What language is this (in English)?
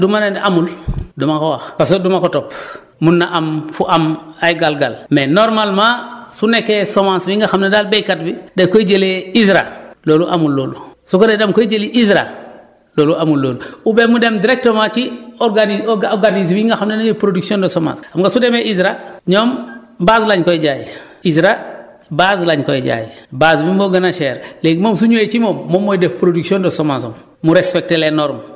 Wolof